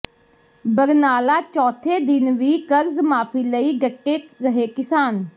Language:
Punjabi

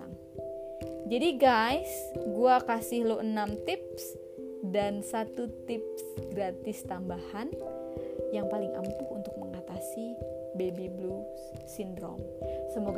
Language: Indonesian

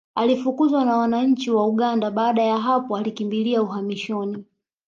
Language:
Swahili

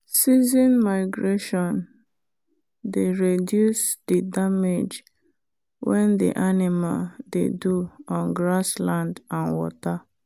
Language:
Nigerian Pidgin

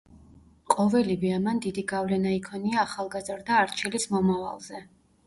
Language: Georgian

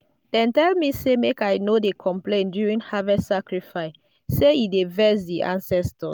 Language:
Nigerian Pidgin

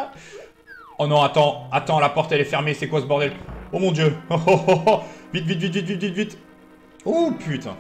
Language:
French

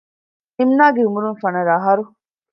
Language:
Divehi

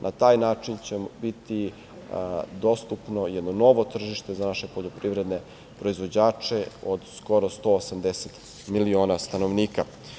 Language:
Serbian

